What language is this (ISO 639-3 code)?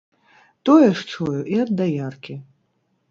bel